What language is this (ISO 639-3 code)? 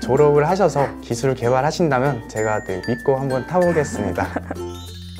kor